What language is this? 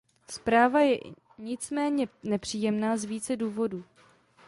Czech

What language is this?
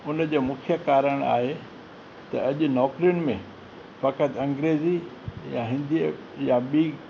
Sindhi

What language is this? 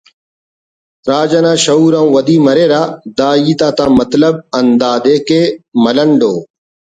Brahui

